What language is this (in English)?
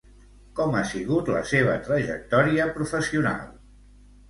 Catalan